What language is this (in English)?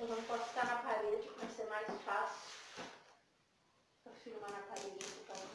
Portuguese